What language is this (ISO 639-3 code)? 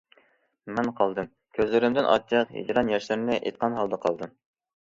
uig